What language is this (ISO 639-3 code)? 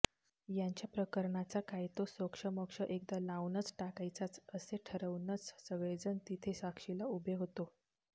mar